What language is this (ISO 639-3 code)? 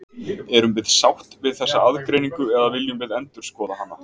isl